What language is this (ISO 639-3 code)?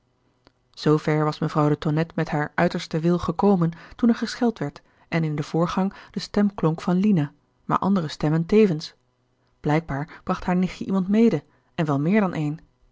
nld